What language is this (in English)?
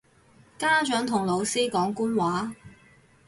Cantonese